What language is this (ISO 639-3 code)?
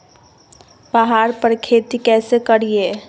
mag